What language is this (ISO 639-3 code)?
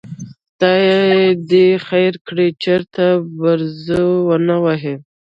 pus